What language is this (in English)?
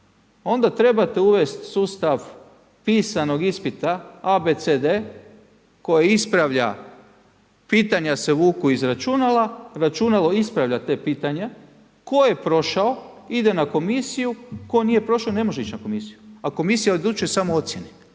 Croatian